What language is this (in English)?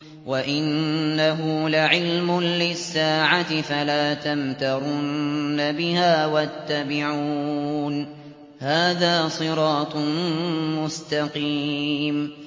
Arabic